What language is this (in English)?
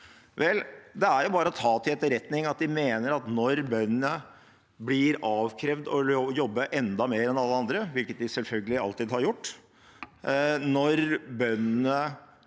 Norwegian